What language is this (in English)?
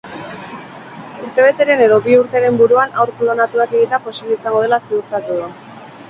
Basque